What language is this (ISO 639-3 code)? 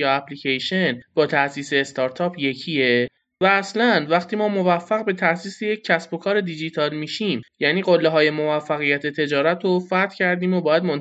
fas